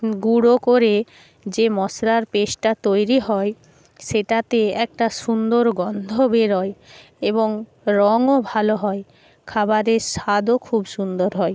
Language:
Bangla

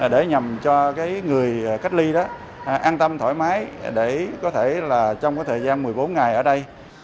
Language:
Vietnamese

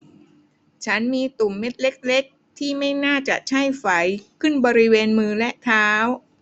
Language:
Thai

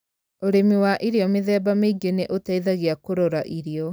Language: Kikuyu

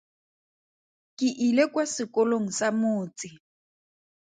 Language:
Tswana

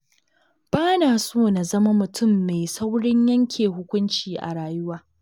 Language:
Hausa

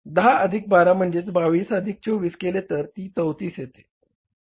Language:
Marathi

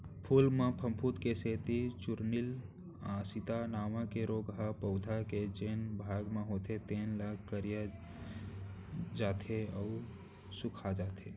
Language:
Chhattisgarhi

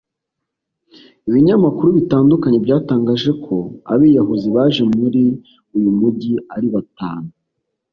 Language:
Kinyarwanda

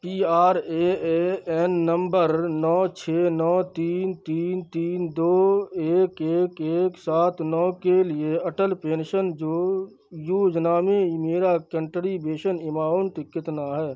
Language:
Urdu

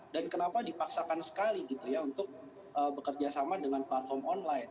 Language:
Indonesian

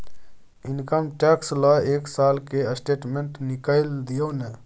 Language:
Maithili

